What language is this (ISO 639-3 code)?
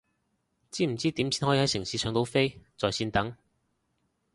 yue